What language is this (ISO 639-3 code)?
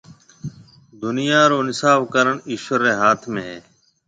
mve